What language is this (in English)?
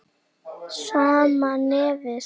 Icelandic